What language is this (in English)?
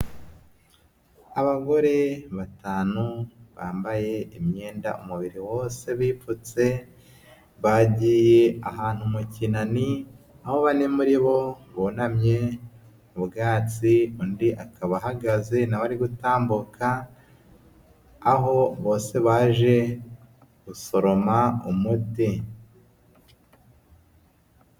Kinyarwanda